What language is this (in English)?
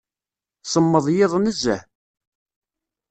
Kabyle